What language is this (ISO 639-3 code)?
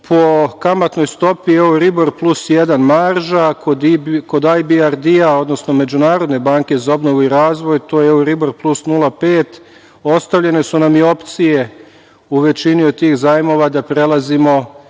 srp